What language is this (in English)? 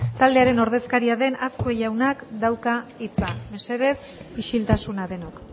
Basque